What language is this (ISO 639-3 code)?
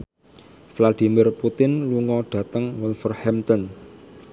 jav